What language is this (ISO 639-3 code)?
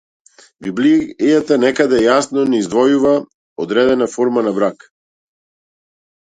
mkd